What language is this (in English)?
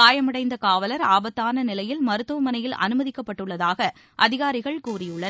Tamil